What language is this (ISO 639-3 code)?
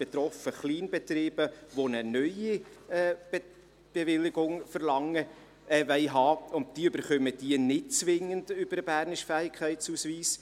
gsw